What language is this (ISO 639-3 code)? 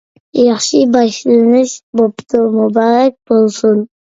uig